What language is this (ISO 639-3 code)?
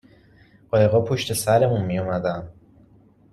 fas